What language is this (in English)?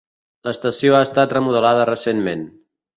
Catalan